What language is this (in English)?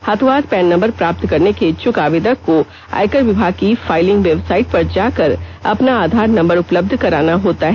Hindi